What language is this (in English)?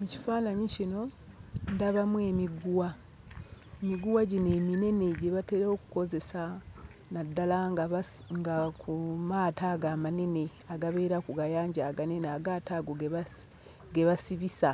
Ganda